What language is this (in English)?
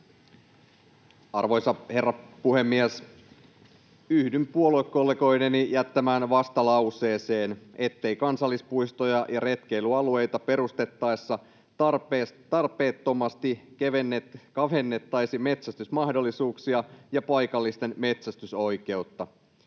Finnish